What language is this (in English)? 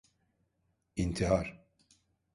Turkish